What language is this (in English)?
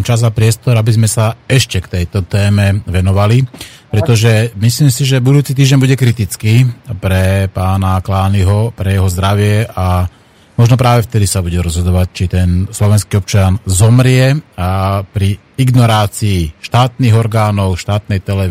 Slovak